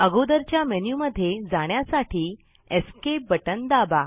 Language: Marathi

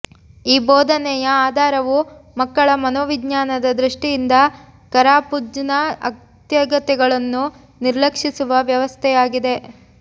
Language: Kannada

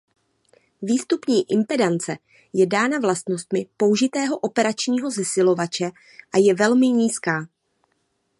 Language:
Czech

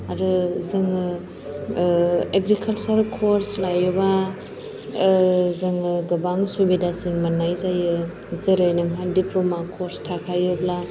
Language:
Bodo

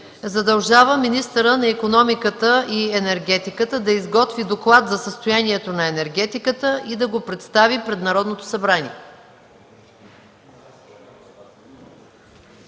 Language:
Bulgarian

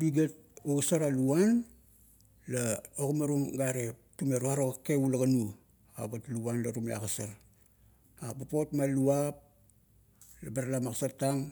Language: Kuot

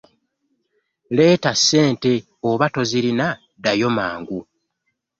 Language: Ganda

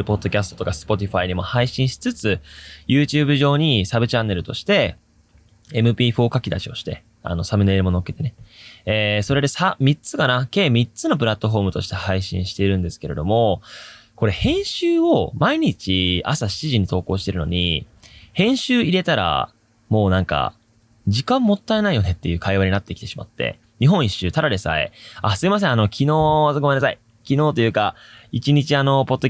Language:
Japanese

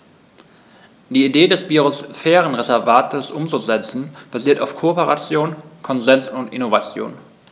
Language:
German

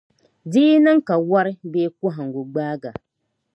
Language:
Dagbani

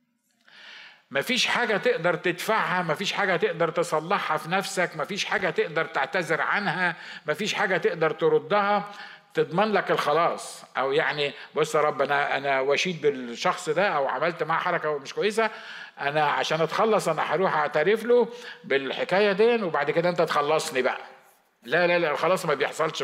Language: Arabic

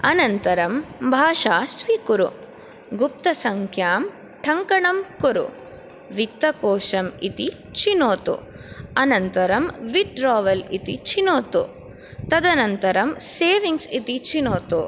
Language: Sanskrit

